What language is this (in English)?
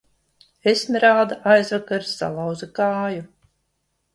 Latvian